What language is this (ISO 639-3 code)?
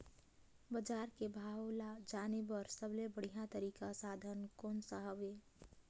hne